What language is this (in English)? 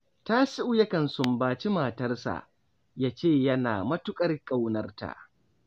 Hausa